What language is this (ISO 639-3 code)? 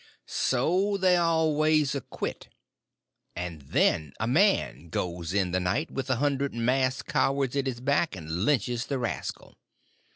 eng